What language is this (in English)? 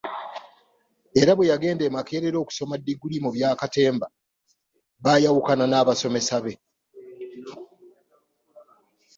Ganda